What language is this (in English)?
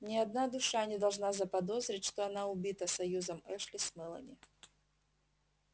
Russian